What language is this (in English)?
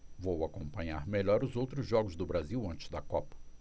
Portuguese